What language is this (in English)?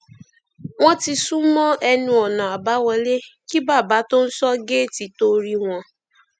Yoruba